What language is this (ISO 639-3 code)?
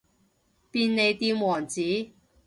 yue